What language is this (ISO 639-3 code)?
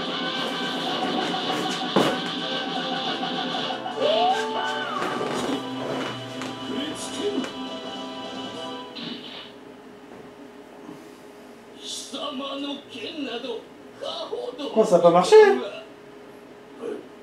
fra